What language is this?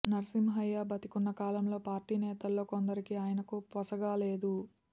Telugu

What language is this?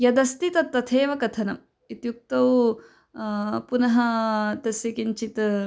Sanskrit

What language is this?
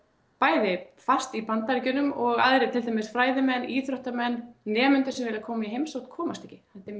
Icelandic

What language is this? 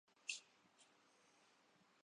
Urdu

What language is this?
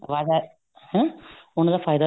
Punjabi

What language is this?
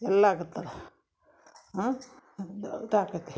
Kannada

